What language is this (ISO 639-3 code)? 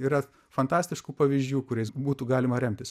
lit